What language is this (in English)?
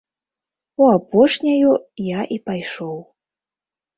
Belarusian